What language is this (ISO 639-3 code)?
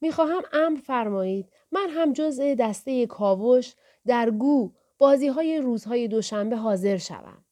fas